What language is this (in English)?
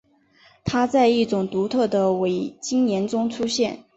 Chinese